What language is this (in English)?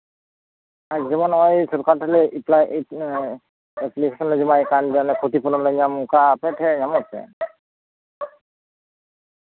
Santali